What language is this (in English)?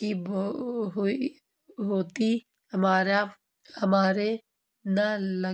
Urdu